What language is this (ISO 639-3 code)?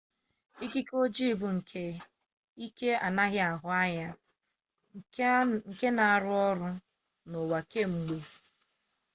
ibo